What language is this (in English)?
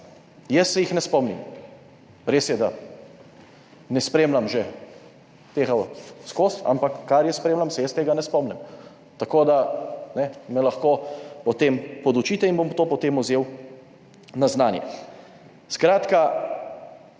Slovenian